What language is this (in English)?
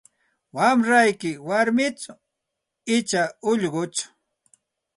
Santa Ana de Tusi Pasco Quechua